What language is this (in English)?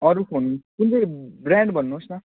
Nepali